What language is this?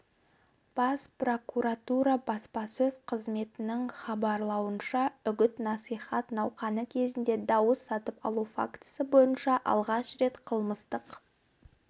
Kazakh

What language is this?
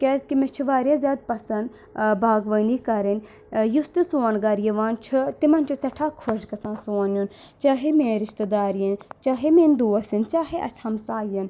Kashmiri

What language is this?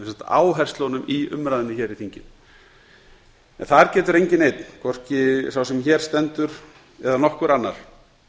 Icelandic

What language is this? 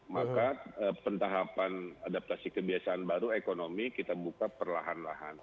Indonesian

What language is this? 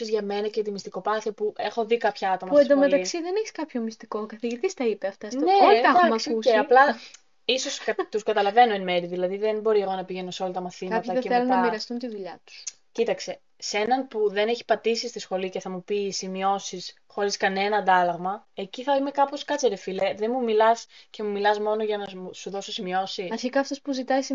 Greek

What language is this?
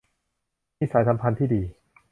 Thai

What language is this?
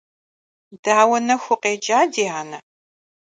Kabardian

